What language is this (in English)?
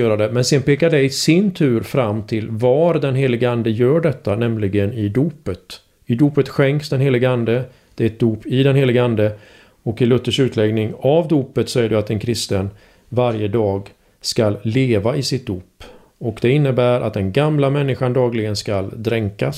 Swedish